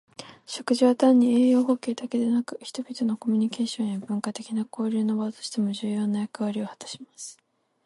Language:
Japanese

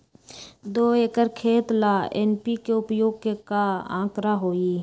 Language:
Magahi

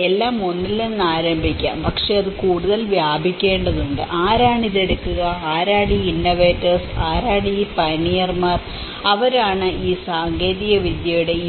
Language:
Malayalam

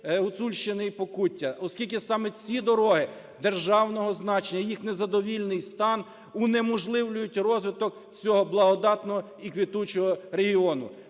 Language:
Ukrainian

